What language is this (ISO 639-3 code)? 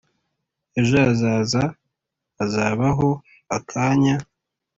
kin